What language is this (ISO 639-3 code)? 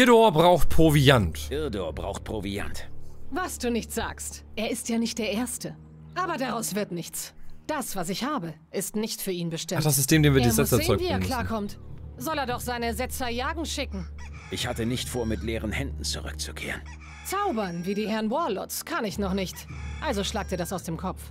deu